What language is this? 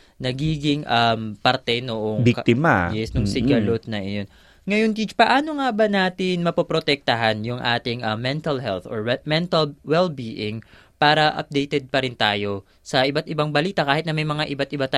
Filipino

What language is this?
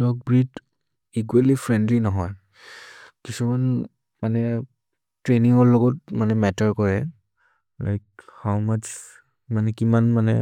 Maria (India)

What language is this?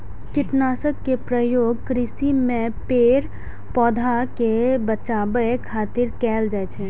Maithili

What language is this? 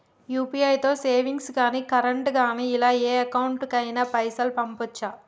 Telugu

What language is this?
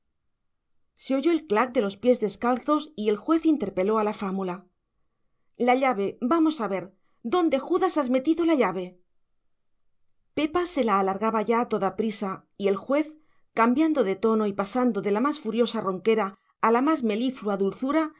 Spanish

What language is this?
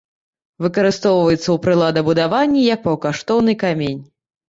Belarusian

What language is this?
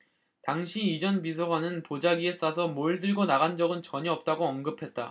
Korean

